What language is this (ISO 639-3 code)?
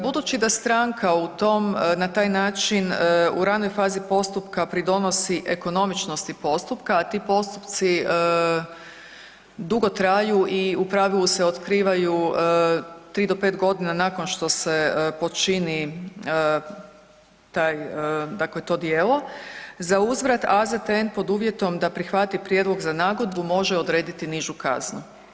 hrv